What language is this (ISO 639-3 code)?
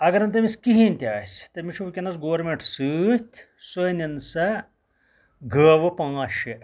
kas